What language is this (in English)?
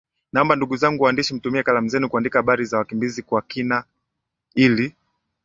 Swahili